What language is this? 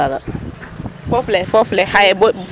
Serer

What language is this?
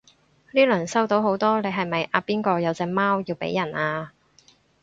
Cantonese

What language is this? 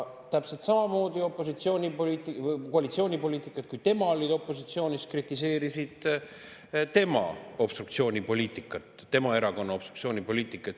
Estonian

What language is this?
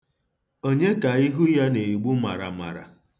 Igbo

